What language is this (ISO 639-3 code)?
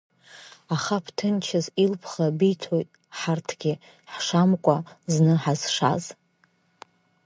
abk